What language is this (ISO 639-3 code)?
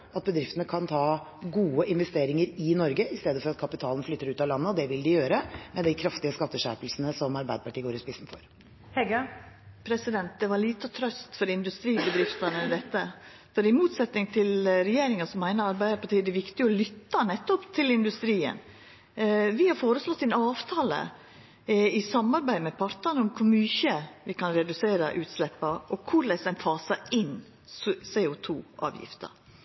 nor